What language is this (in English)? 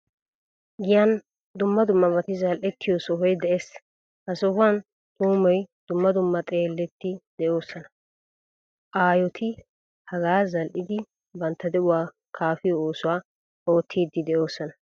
Wolaytta